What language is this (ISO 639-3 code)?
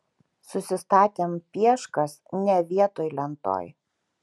lit